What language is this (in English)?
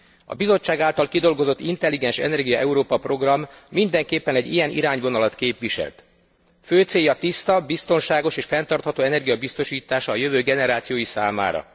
Hungarian